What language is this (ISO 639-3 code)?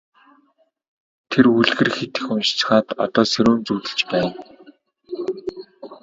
mon